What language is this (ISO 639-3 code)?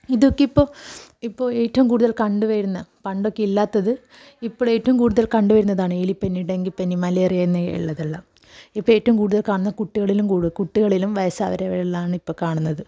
mal